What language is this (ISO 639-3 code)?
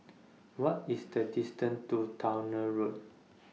eng